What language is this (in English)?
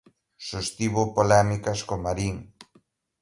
Galician